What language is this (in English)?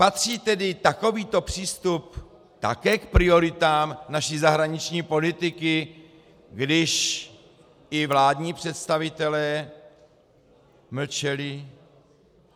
Czech